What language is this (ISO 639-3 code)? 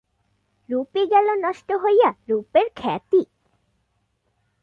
ben